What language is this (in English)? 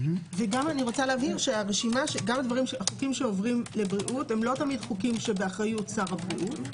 Hebrew